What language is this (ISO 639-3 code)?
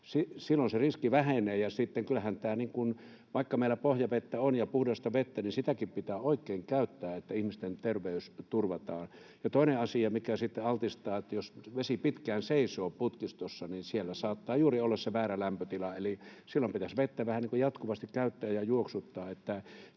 fin